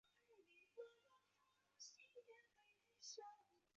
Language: Chinese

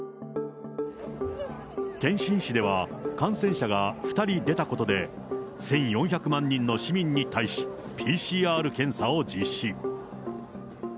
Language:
Japanese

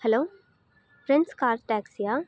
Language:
Tamil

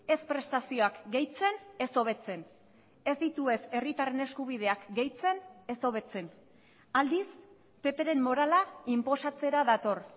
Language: Basque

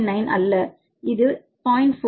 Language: Tamil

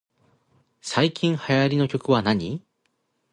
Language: Japanese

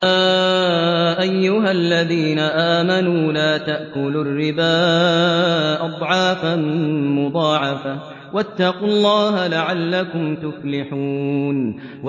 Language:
Arabic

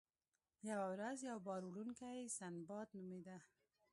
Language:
Pashto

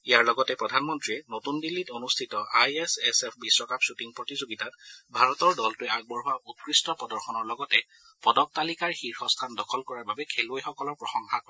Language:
Assamese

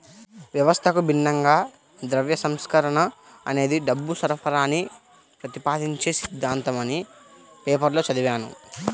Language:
Telugu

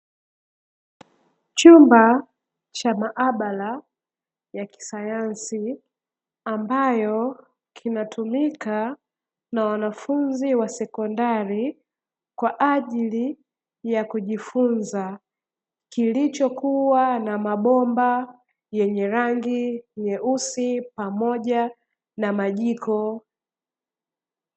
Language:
Swahili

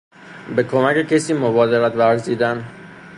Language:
Persian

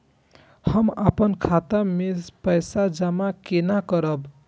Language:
Maithili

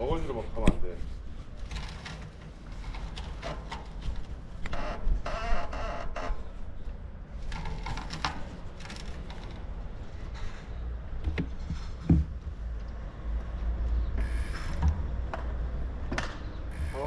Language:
Korean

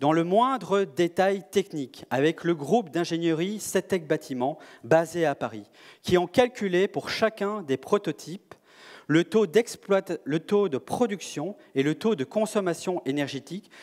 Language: French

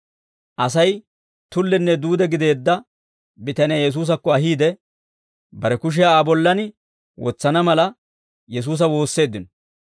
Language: Dawro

